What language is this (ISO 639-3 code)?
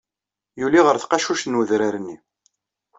kab